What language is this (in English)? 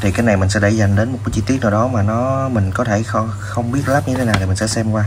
Vietnamese